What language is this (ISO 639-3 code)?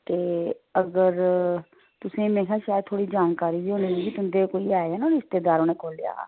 doi